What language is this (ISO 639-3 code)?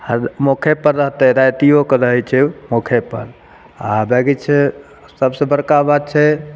mai